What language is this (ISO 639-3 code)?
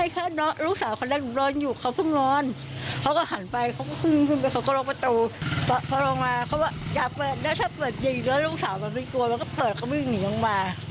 tha